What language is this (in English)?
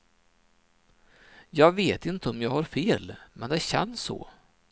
Swedish